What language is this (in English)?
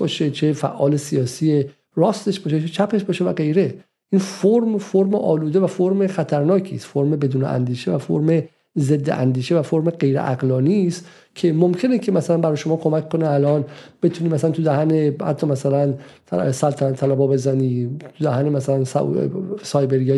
Persian